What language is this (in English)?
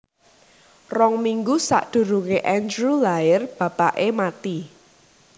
Javanese